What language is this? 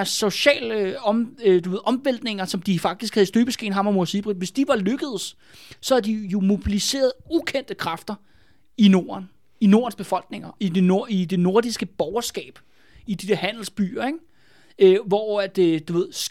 Danish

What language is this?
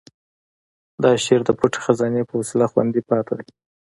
Pashto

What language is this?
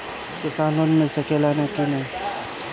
Bhojpuri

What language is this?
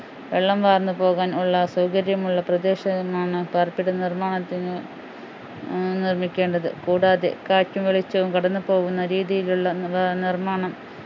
Malayalam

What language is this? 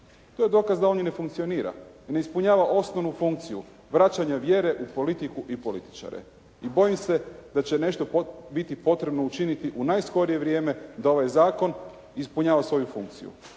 Croatian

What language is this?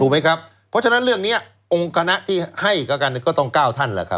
Thai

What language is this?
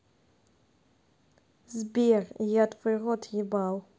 Russian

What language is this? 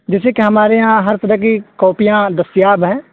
Urdu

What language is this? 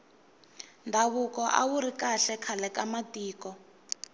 Tsonga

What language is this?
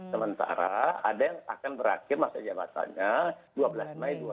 Indonesian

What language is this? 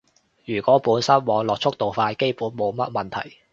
Cantonese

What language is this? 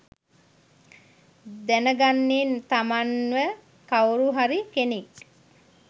Sinhala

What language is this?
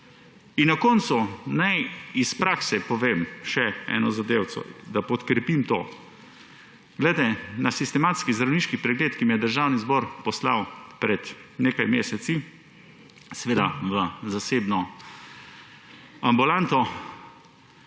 Slovenian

